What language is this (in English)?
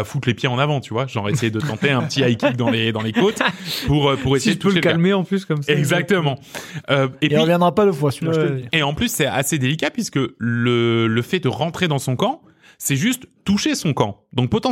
French